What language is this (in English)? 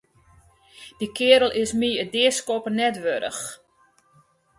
Western Frisian